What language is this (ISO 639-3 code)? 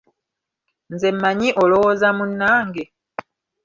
lug